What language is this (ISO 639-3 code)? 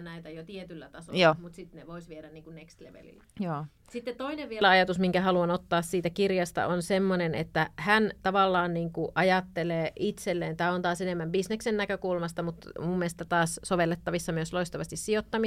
fin